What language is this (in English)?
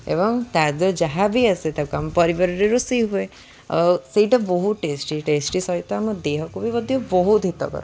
Odia